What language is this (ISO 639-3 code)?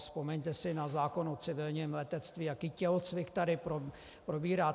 ces